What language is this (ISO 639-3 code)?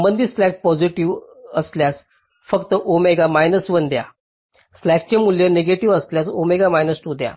mar